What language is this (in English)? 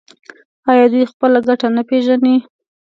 Pashto